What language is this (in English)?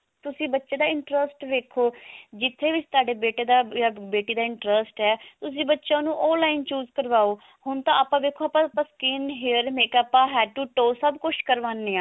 Punjabi